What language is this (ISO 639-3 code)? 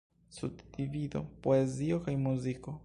epo